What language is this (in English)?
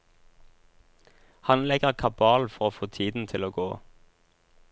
Norwegian